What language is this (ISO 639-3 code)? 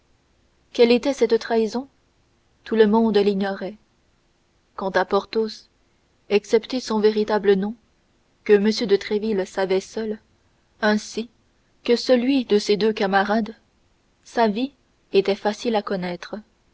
fra